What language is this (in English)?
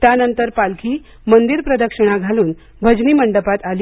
Marathi